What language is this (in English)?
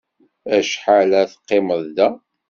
Kabyle